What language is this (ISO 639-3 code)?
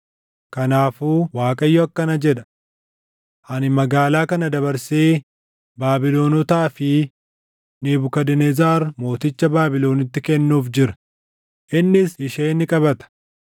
orm